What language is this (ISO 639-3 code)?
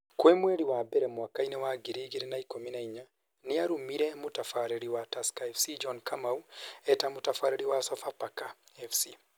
kik